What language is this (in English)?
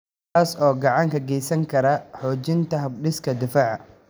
Somali